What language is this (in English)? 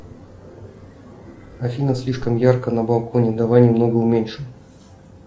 Russian